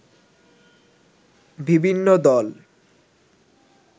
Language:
Bangla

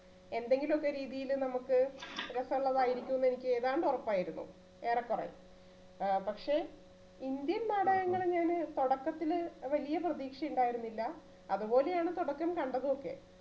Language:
Malayalam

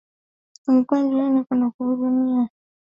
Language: Swahili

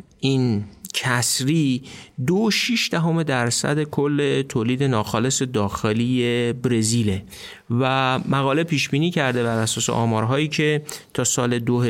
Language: Persian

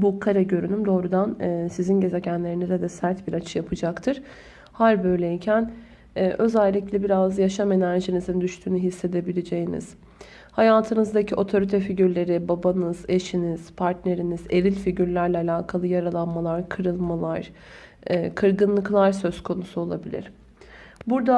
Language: Turkish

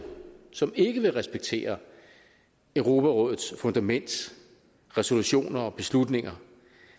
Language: Danish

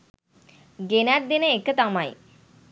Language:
Sinhala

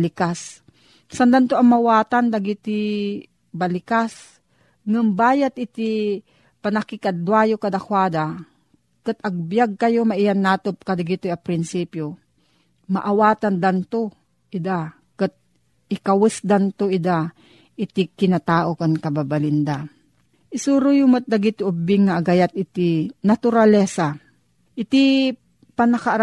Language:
Filipino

